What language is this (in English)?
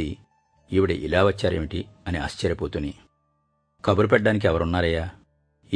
Telugu